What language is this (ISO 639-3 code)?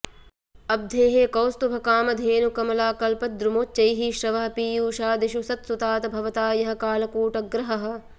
san